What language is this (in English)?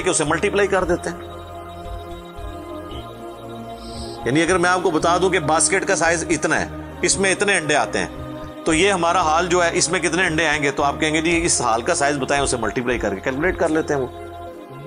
Urdu